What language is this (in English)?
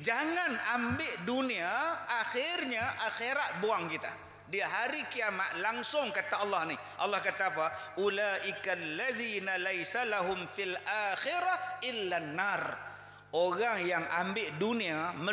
Malay